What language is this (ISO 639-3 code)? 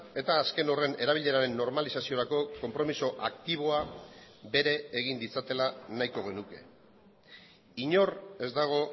eus